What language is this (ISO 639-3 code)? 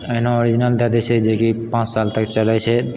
mai